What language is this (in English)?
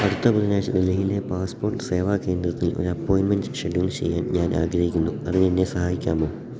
Malayalam